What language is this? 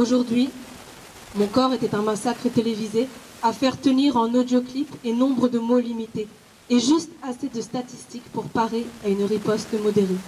French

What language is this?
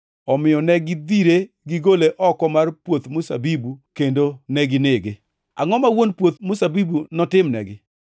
Luo (Kenya and Tanzania)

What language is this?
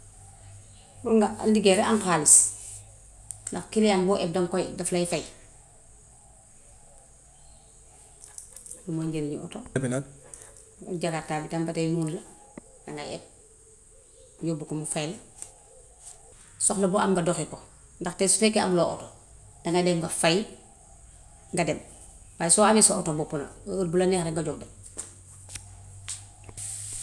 Gambian Wolof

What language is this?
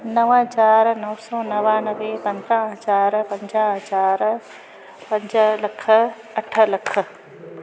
Sindhi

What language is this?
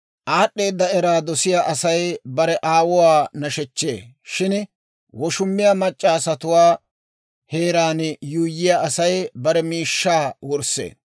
Dawro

